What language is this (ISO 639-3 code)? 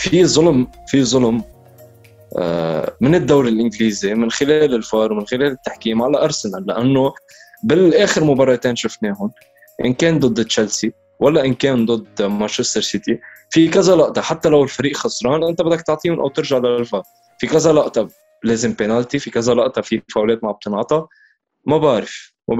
ara